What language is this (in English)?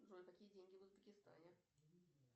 Russian